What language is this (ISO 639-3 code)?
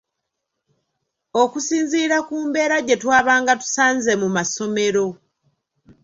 lug